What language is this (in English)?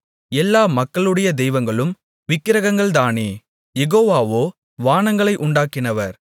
Tamil